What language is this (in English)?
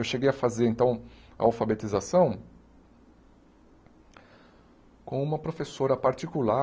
Portuguese